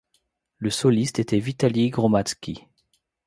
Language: French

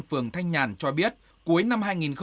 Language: Vietnamese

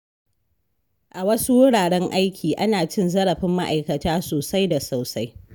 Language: Hausa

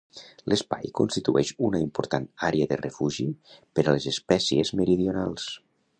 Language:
Catalan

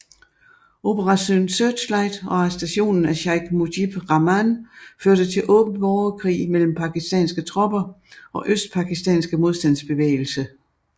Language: Danish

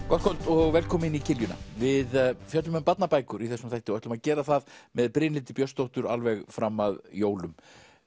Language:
Icelandic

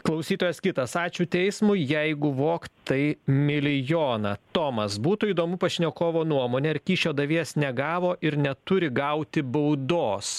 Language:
Lithuanian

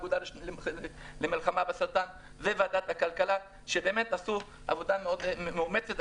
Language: Hebrew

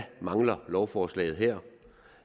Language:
Danish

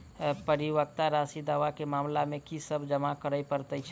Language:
Maithili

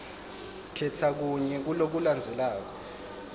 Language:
Swati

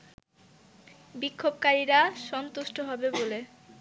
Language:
Bangla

